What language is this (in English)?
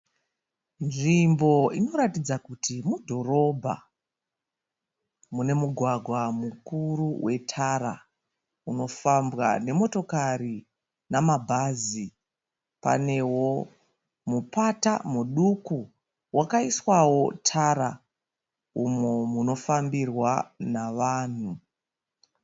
Shona